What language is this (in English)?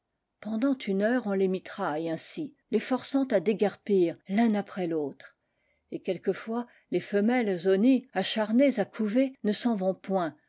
French